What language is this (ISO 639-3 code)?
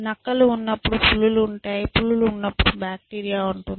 tel